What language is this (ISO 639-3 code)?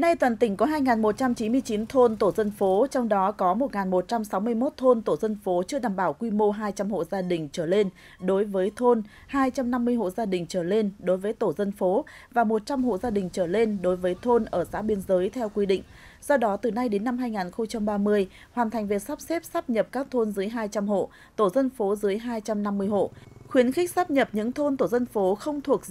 vie